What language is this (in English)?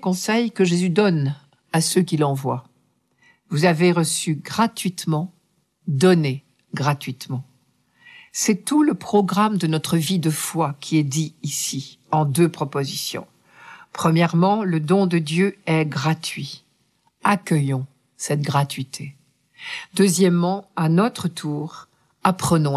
French